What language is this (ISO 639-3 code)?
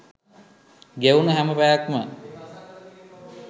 sin